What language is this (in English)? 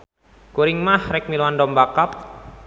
Sundanese